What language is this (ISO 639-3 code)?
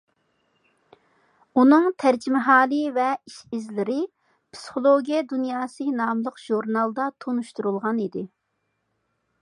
uig